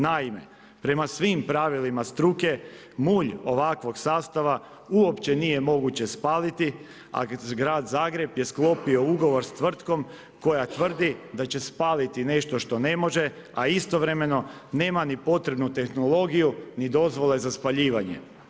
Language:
Croatian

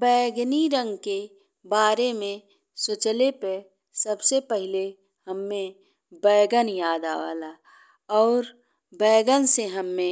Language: Bhojpuri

